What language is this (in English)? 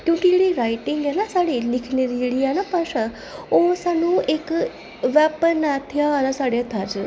Dogri